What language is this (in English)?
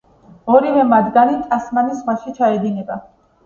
Georgian